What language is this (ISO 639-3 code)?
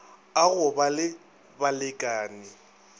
nso